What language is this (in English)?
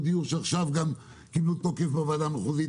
Hebrew